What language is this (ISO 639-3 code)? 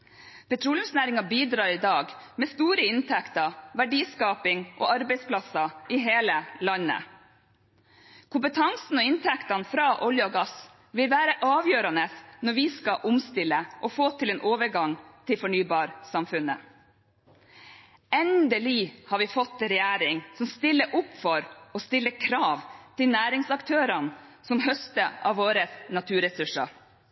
nob